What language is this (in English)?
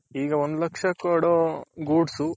Kannada